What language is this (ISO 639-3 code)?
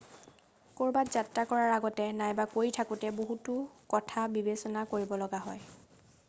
asm